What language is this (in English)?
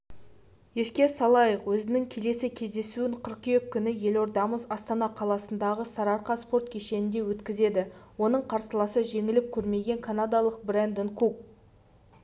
Kazakh